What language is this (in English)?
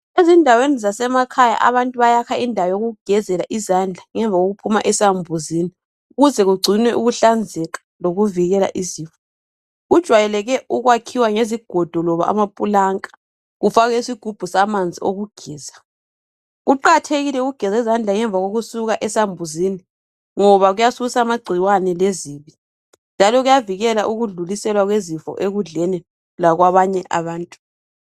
North Ndebele